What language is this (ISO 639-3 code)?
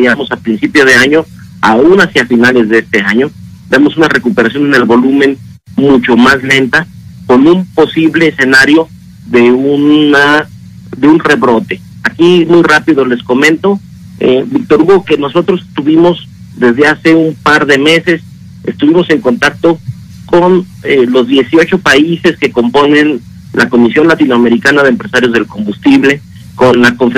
spa